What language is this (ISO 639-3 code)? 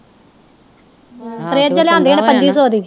pan